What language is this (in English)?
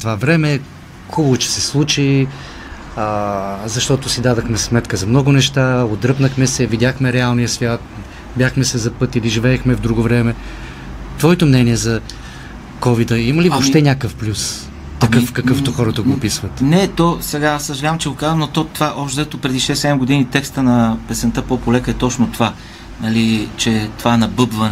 Bulgarian